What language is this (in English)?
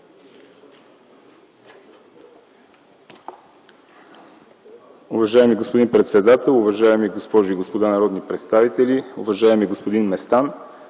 Bulgarian